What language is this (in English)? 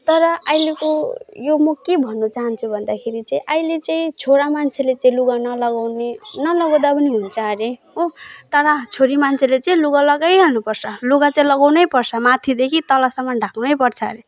Nepali